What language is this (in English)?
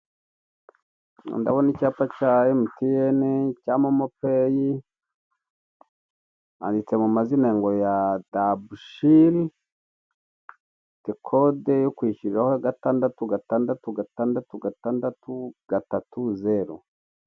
Kinyarwanda